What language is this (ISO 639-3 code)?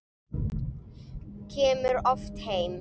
isl